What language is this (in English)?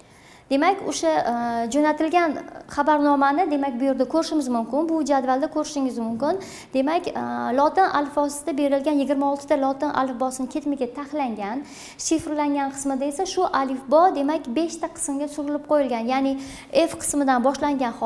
Turkish